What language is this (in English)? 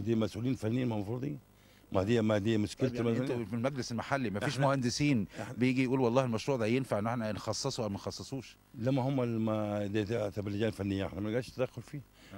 Arabic